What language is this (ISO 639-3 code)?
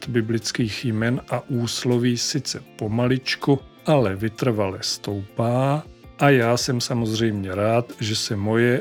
ces